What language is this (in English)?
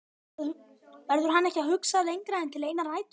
Icelandic